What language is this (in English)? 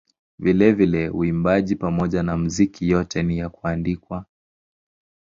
Swahili